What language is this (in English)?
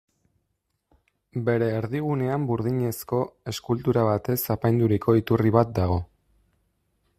Basque